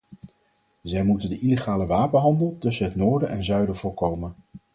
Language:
Dutch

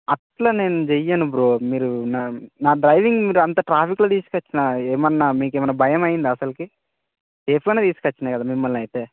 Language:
Telugu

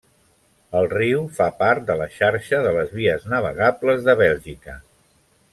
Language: Catalan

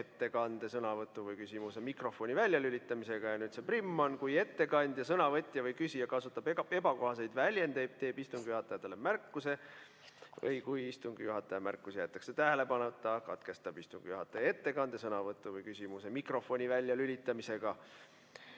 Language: Estonian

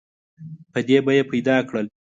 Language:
Pashto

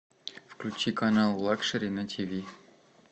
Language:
Russian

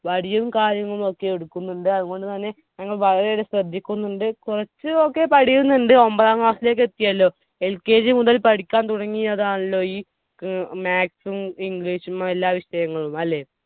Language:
Malayalam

